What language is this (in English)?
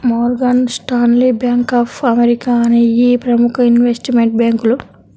Telugu